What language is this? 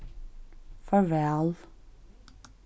Faroese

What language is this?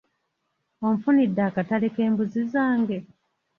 Ganda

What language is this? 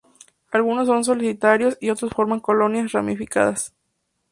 Spanish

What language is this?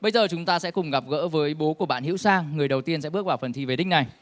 Vietnamese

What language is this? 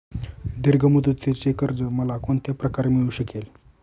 Marathi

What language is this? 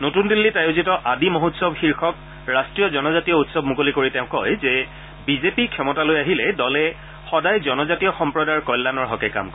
Assamese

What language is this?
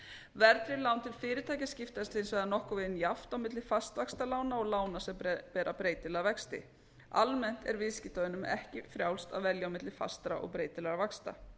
Icelandic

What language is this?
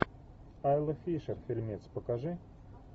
Russian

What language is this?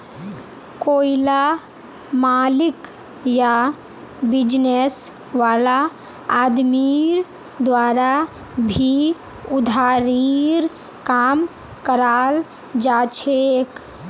Magahi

